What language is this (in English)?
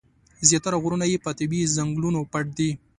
Pashto